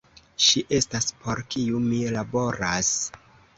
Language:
Esperanto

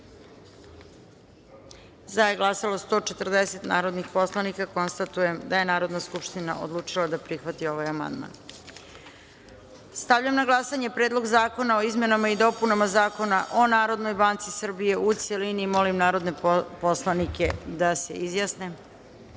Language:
Serbian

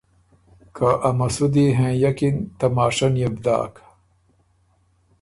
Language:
Ormuri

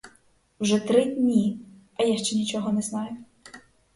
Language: Ukrainian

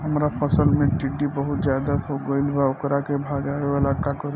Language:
Bhojpuri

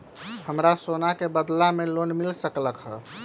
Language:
Magahi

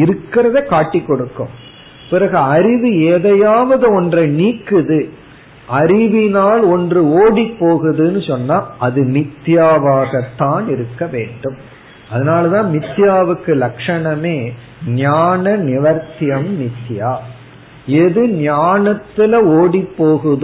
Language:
Tamil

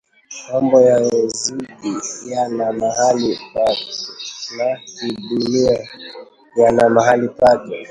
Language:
Swahili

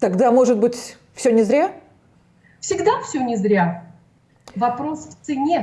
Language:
Russian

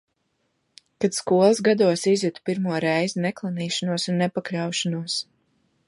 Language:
Latvian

